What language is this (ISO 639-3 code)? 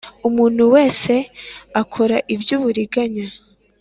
kin